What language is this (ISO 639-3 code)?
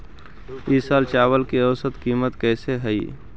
mag